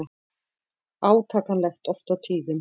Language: Icelandic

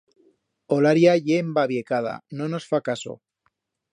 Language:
Aragonese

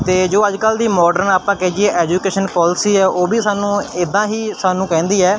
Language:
Punjabi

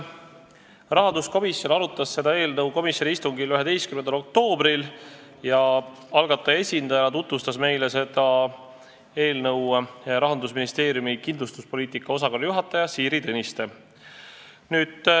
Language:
Estonian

